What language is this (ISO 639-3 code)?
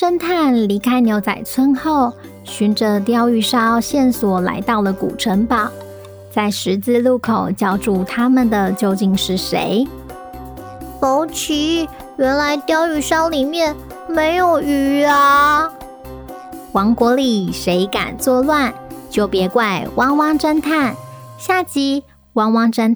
zho